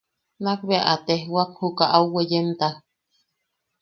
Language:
Yaqui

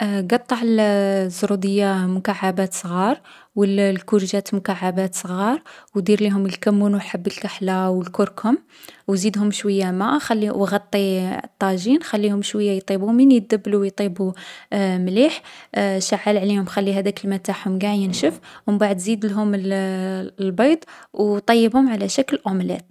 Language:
Algerian Arabic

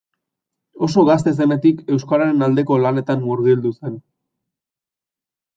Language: Basque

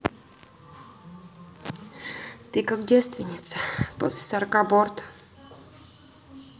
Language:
Russian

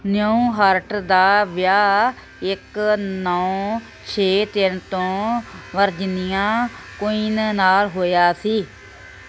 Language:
Punjabi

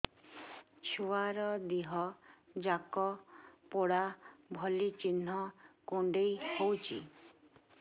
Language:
Odia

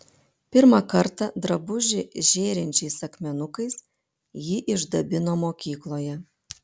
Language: Lithuanian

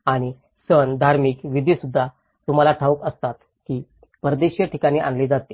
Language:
Marathi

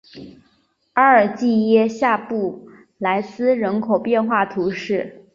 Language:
Chinese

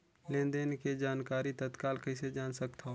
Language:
Chhattisgarhi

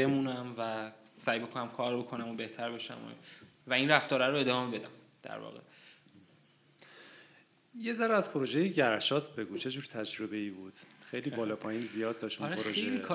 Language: Persian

